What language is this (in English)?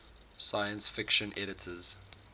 English